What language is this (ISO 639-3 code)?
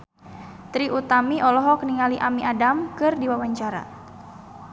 sun